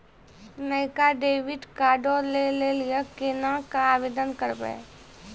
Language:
Maithili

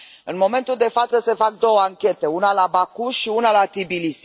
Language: Romanian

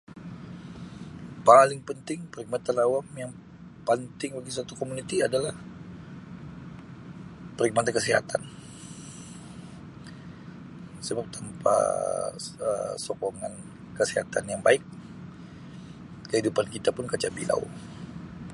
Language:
Sabah Malay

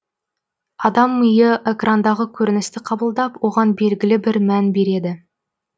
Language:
Kazakh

